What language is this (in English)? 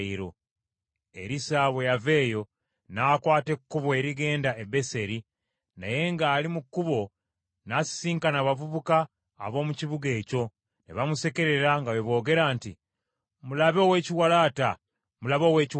Ganda